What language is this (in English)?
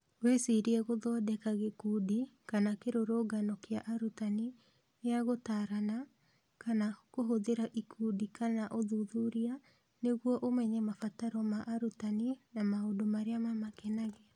Kikuyu